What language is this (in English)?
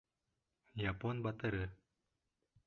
Bashkir